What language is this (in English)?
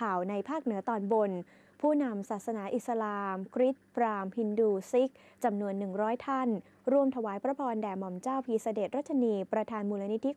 Thai